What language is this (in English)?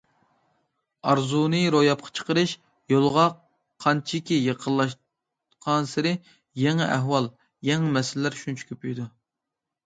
Uyghur